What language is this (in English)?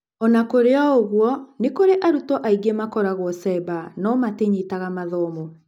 Kikuyu